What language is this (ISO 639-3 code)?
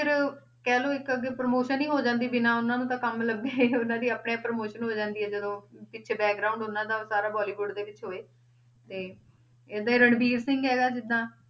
pan